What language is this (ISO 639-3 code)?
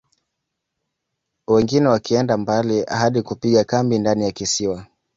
swa